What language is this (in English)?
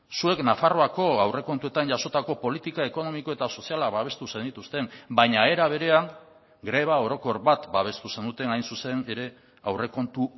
Basque